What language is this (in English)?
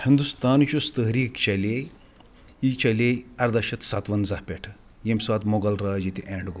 Kashmiri